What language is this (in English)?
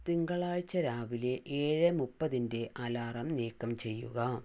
Malayalam